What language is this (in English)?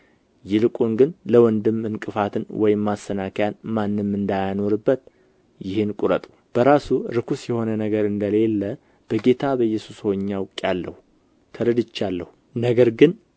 Amharic